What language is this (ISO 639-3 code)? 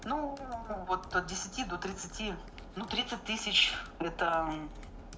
rus